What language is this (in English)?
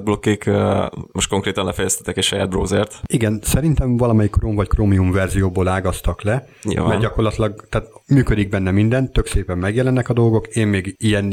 Hungarian